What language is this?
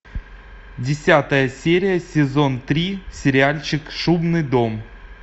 Russian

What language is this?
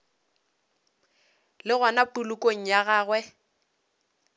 Northern Sotho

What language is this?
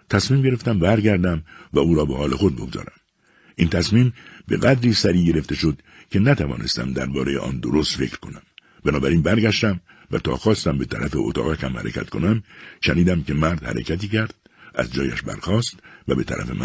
Persian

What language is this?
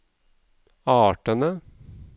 Norwegian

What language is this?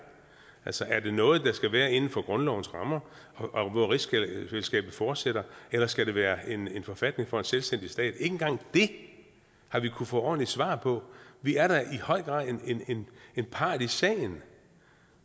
Danish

